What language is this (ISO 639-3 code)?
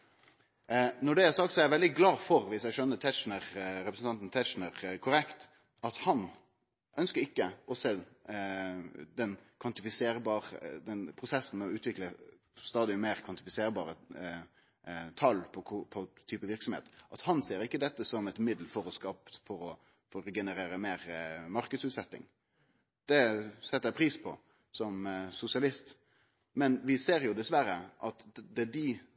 nno